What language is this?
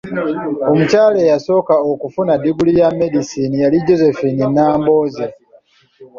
Ganda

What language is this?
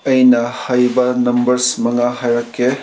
Manipuri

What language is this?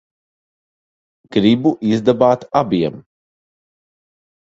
Latvian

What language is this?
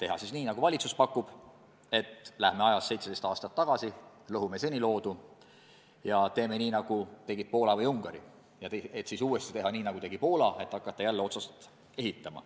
Estonian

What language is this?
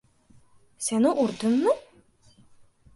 Uzbek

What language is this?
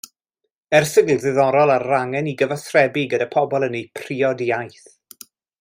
Welsh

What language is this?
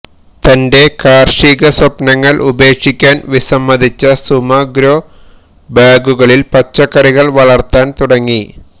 Malayalam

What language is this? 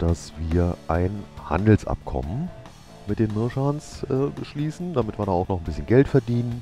German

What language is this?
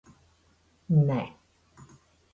Latvian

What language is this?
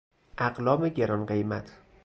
Persian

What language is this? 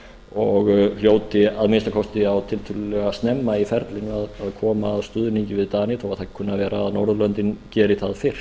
Icelandic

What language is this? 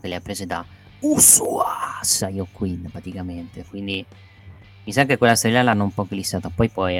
Italian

